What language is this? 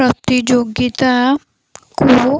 Odia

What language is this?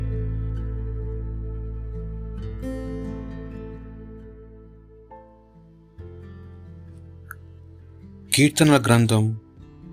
Telugu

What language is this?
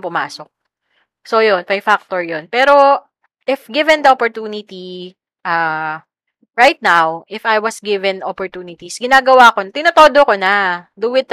Filipino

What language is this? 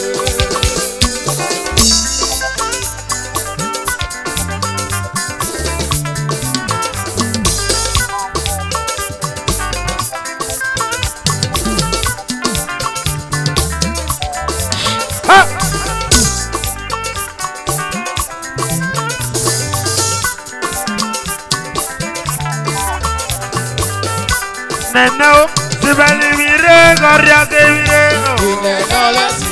Arabic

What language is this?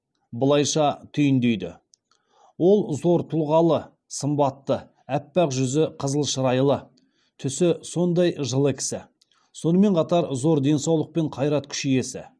Kazakh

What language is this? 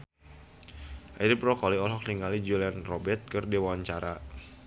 Sundanese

